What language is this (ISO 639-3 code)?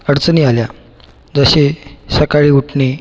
mar